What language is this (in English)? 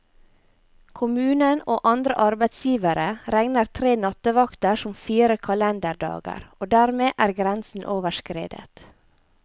Norwegian